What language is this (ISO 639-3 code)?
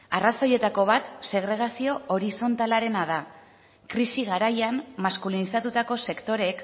eus